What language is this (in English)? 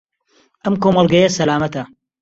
Central Kurdish